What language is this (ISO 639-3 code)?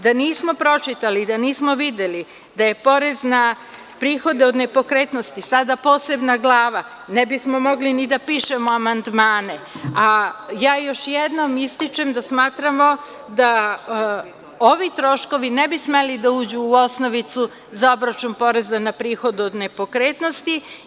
srp